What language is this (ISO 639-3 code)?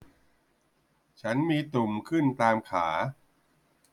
tha